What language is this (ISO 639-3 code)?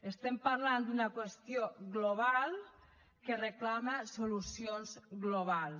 cat